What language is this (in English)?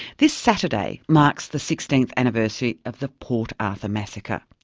English